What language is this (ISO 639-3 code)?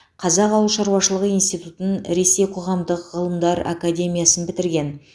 kaz